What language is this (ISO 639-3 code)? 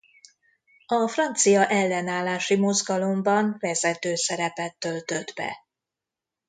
hun